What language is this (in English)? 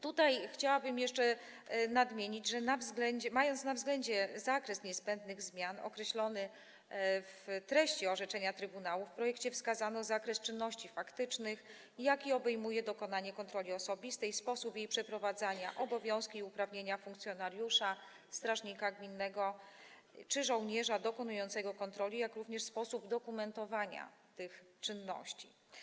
Polish